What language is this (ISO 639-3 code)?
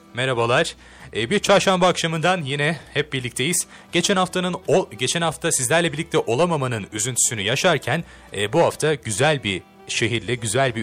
tur